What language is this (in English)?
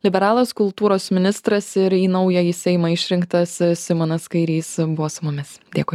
Lithuanian